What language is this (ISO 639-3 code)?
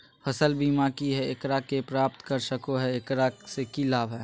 mag